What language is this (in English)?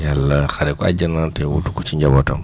Wolof